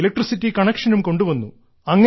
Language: Malayalam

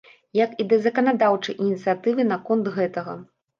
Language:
Belarusian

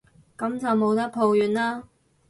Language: Cantonese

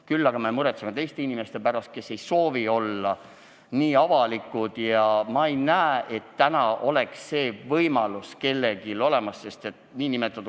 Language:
Estonian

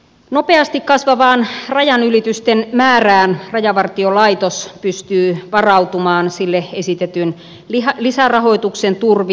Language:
Finnish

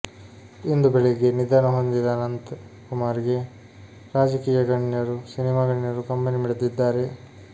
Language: Kannada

